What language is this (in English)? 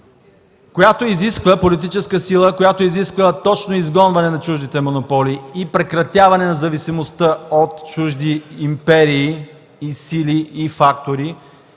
Bulgarian